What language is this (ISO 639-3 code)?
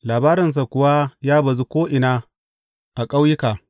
hau